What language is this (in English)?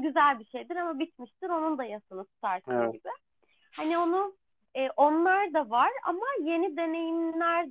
Turkish